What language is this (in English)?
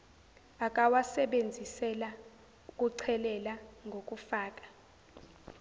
Zulu